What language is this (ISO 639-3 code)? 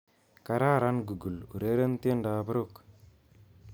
kln